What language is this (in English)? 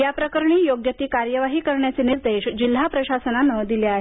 Marathi